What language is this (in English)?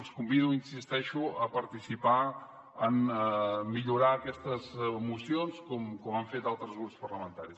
Catalan